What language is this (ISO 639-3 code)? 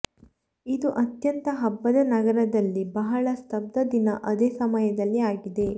kan